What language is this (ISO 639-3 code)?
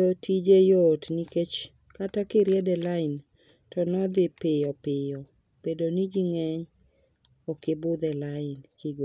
luo